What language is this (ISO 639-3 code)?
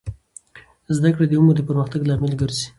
pus